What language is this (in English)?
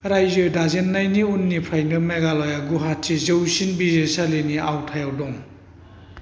Bodo